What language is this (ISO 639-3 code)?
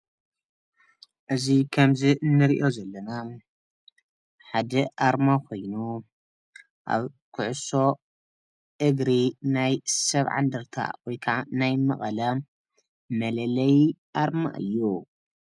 tir